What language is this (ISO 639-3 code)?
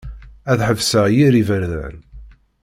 kab